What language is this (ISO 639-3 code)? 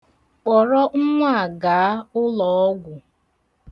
ibo